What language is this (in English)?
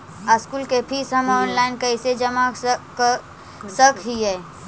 Magahi